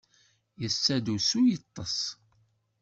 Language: Kabyle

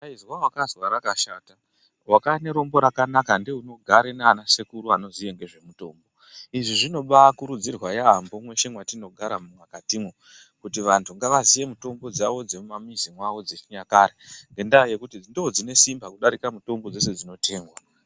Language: Ndau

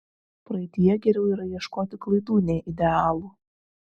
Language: Lithuanian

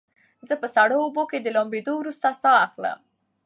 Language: Pashto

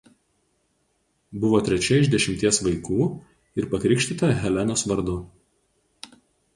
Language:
Lithuanian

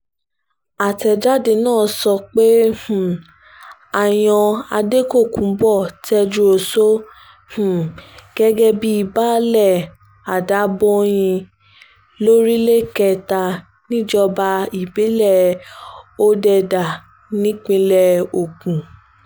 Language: Yoruba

